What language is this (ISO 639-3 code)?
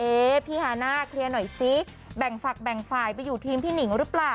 tha